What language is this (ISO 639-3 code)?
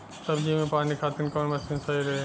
bho